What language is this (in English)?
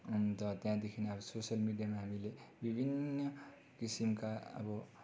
Nepali